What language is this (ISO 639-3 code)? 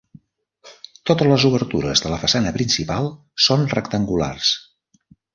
cat